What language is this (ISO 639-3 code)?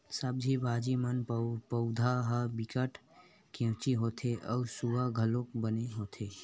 hne